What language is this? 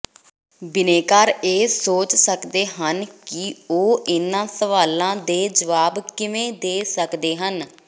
Punjabi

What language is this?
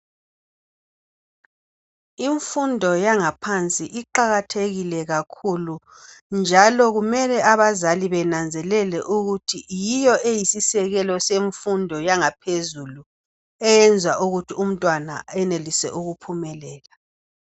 North Ndebele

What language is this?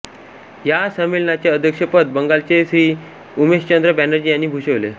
Marathi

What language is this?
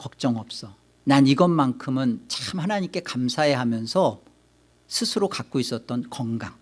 Korean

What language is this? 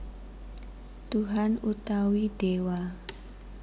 Javanese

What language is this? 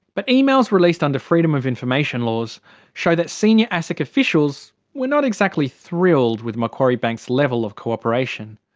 English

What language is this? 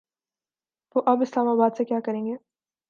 Urdu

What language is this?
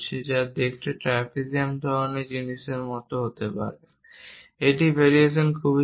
Bangla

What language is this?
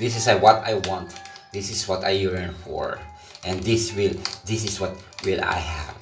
Filipino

